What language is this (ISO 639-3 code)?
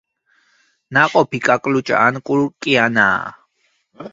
kat